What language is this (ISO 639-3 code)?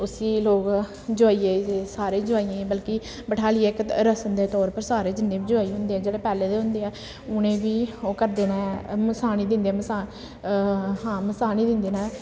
doi